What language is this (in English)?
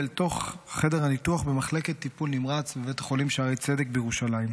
Hebrew